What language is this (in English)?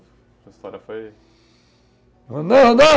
Portuguese